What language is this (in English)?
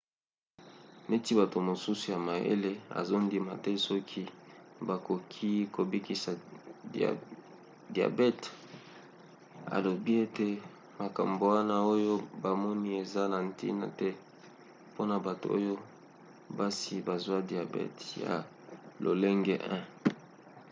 Lingala